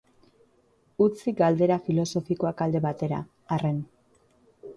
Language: Basque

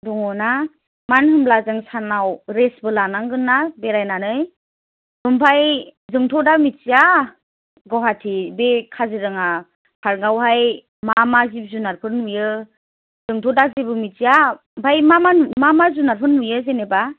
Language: Bodo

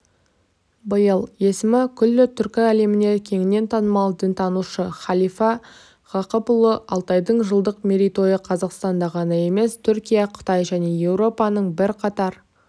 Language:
Kazakh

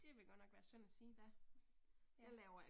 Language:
Danish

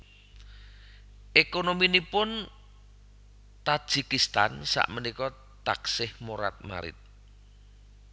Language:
Javanese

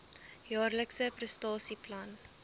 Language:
Afrikaans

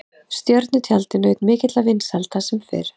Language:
Icelandic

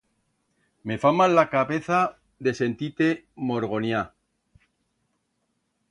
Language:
Aragonese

